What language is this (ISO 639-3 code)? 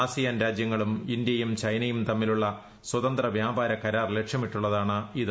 mal